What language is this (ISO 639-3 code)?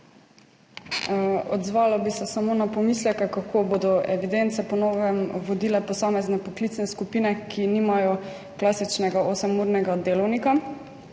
slv